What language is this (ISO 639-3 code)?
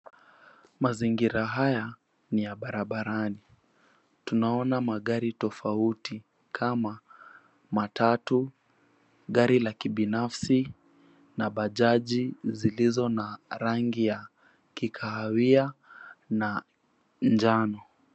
swa